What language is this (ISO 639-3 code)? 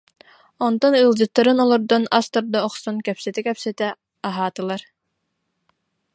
sah